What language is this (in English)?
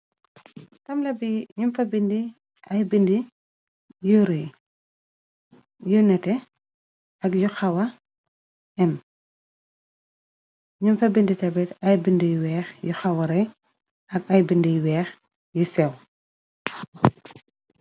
Wolof